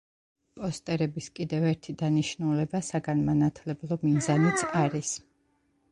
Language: Georgian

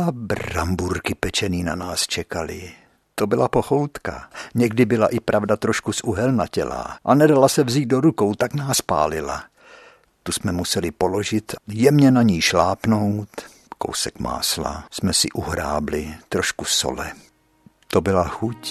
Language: Czech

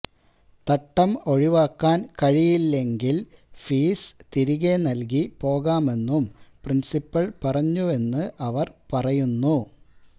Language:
Malayalam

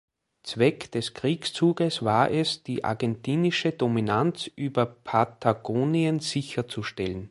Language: German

